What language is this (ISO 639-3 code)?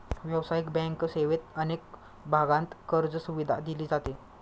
mar